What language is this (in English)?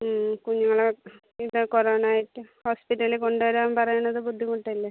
Malayalam